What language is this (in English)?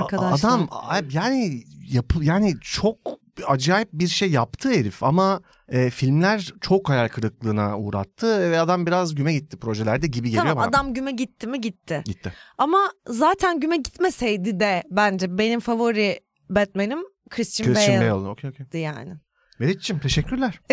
Turkish